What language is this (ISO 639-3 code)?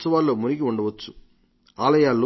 tel